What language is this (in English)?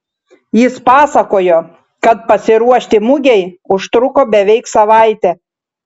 Lithuanian